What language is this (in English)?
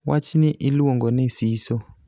Luo (Kenya and Tanzania)